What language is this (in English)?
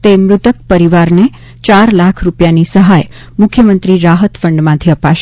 Gujarati